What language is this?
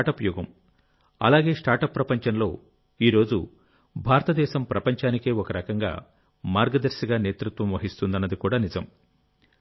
Telugu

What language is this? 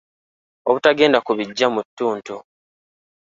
Ganda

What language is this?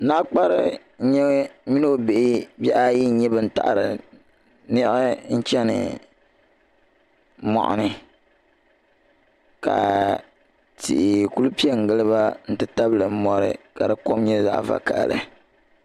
Dagbani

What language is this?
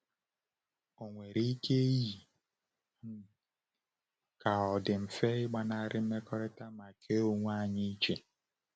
Igbo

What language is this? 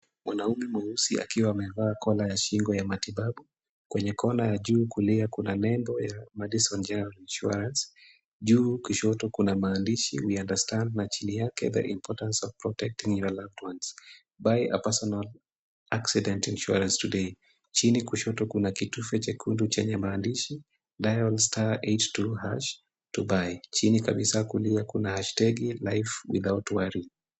Swahili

